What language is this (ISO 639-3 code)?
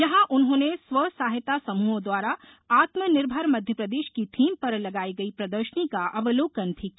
hin